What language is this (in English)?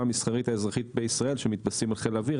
Hebrew